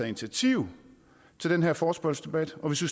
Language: Danish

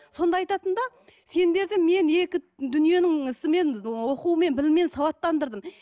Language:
Kazakh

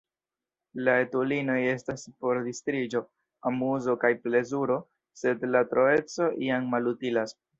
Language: Esperanto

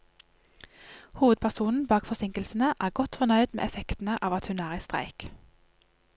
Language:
Norwegian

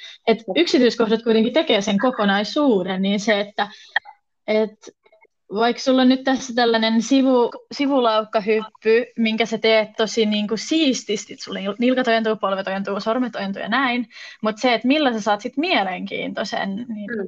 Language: Finnish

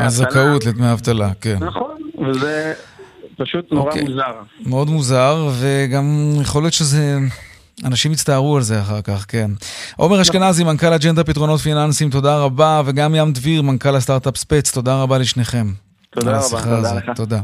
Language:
Hebrew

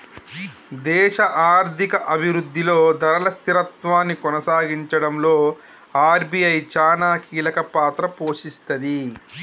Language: Telugu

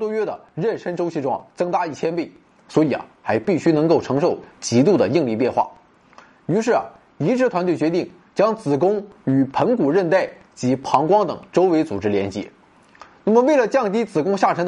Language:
Chinese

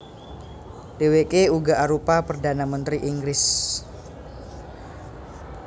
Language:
Javanese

